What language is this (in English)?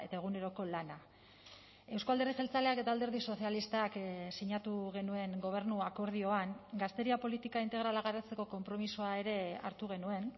Basque